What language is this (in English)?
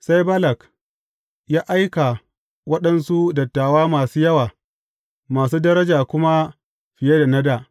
Hausa